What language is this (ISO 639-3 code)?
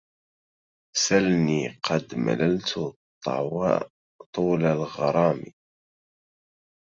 ara